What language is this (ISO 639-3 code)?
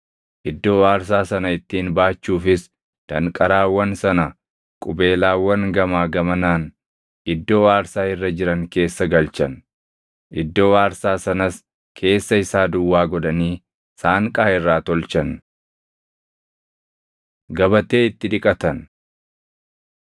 orm